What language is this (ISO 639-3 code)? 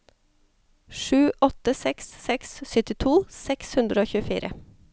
nor